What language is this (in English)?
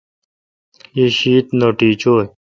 Kalkoti